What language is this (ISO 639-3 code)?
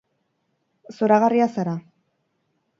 eus